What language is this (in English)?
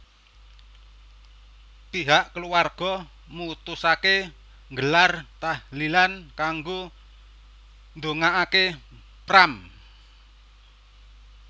Javanese